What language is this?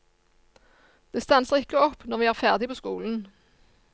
Norwegian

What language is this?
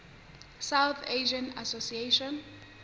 Southern Sotho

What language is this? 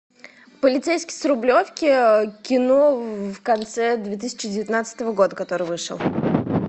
Russian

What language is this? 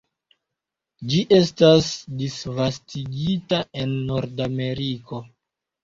Esperanto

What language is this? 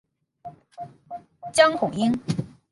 Chinese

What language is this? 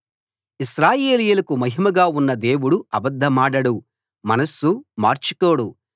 Telugu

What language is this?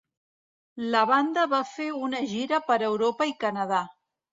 Catalan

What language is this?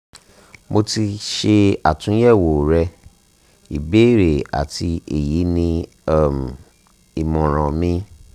Yoruba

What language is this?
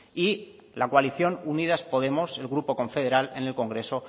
Spanish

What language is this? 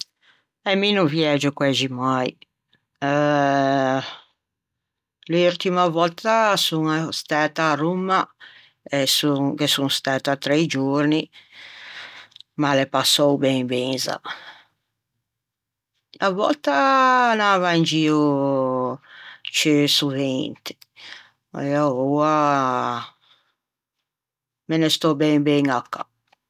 Ligurian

